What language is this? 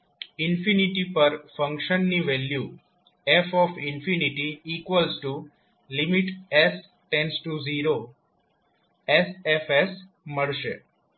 Gujarati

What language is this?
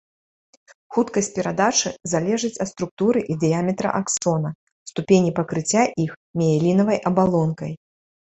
Belarusian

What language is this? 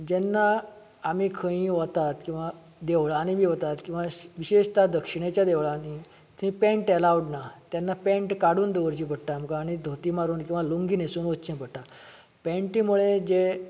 Konkani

